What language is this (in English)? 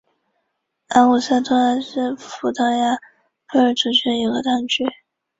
Chinese